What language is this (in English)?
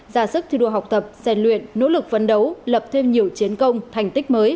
Vietnamese